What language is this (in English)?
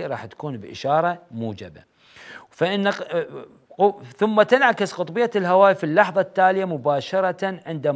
Arabic